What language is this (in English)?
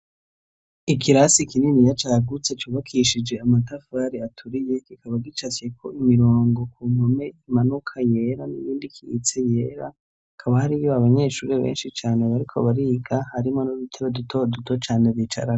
Rundi